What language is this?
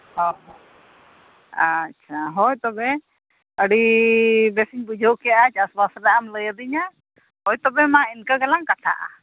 Santali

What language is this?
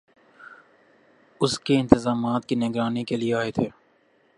Urdu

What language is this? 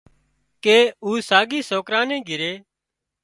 Wadiyara Koli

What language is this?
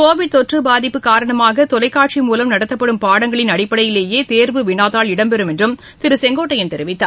Tamil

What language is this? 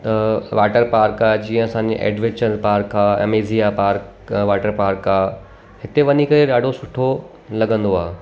Sindhi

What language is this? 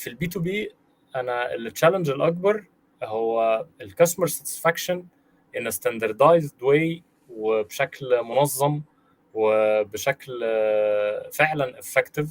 Arabic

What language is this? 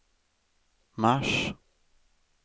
Swedish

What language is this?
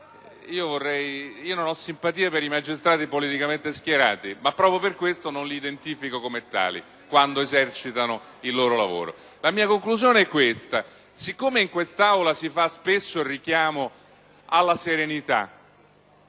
Italian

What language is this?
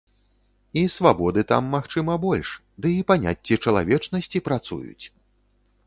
Belarusian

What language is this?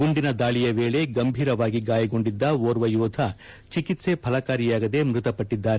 Kannada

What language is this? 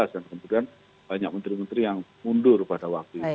Indonesian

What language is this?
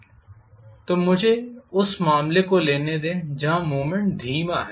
Hindi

